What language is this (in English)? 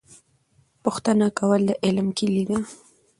Pashto